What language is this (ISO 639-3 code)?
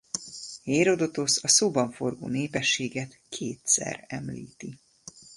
hun